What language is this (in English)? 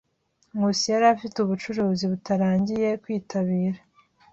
Kinyarwanda